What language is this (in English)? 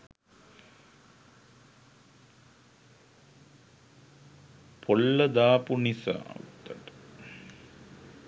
Sinhala